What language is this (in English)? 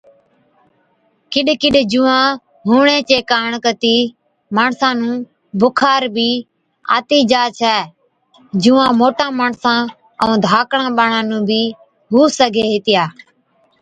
Od